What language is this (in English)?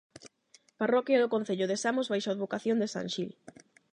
Galician